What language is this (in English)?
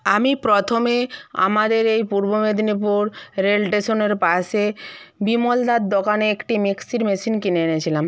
Bangla